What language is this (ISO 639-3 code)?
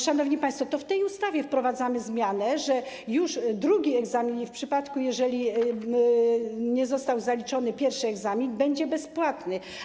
pol